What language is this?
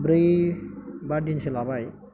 Bodo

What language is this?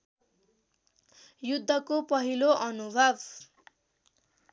Nepali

